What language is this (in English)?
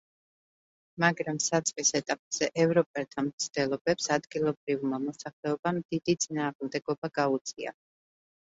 Georgian